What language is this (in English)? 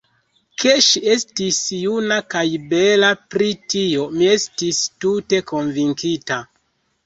Esperanto